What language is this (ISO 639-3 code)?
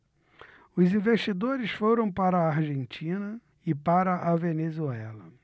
por